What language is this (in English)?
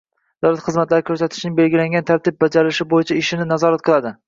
Uzbek